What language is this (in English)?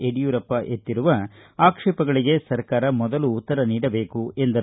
Kannada